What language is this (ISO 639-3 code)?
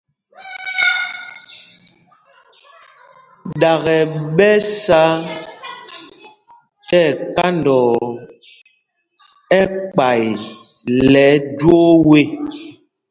mgg